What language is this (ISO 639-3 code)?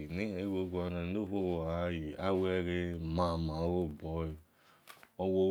ish